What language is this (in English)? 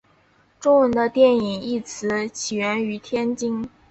Chinese